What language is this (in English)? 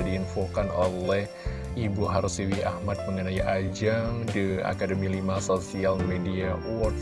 Indonesian